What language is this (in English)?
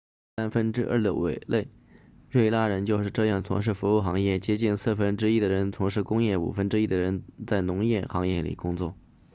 Chinese